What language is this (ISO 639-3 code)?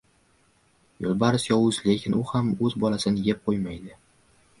uzb